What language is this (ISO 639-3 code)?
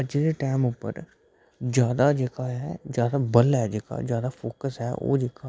doi